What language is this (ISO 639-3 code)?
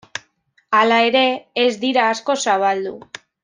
eus